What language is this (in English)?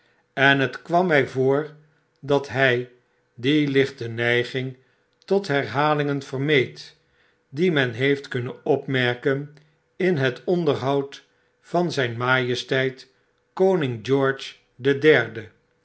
Dutch